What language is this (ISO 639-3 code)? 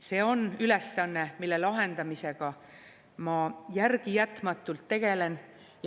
est